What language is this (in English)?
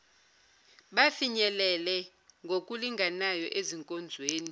Zulu